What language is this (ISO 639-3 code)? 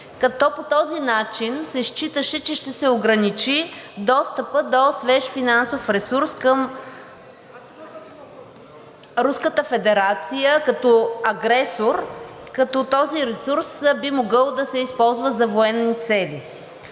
bul